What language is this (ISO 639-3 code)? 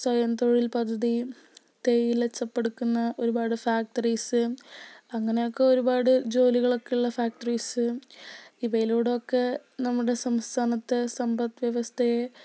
mal